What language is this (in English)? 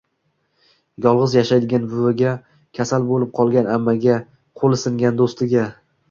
Uzbek